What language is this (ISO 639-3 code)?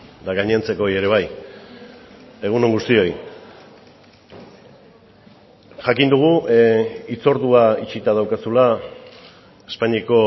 eus